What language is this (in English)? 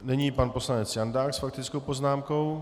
Czech